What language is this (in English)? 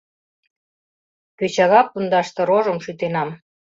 Mari